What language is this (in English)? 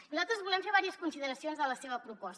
Catalan